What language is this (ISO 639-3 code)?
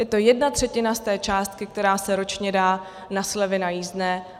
ces